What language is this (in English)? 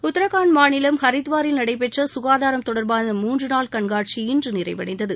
Tamil